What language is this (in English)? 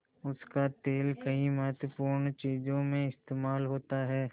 Hindi